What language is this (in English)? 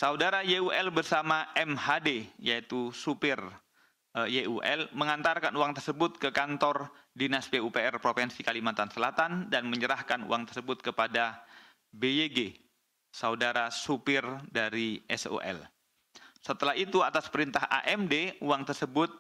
Indonesian